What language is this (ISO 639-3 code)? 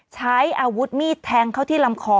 tha